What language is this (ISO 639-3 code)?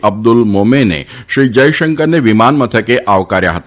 guj